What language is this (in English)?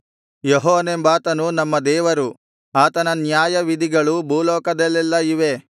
Kannada